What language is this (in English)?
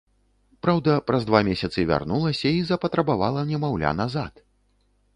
Belarusian